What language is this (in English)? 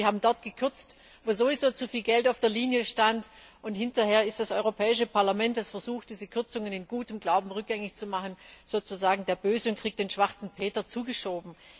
German